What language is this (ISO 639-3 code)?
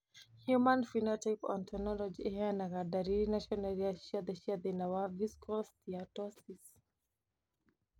kik